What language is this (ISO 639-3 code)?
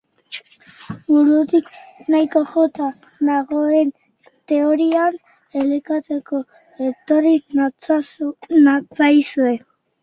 eus